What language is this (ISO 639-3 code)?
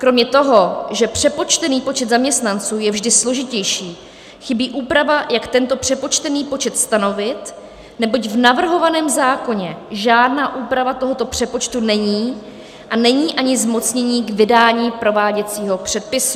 ces